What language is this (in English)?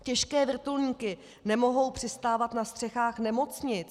Czech